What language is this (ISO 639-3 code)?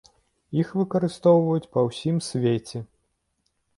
bel